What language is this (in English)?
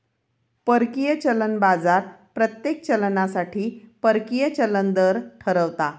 Marathi